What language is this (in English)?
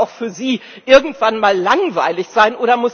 German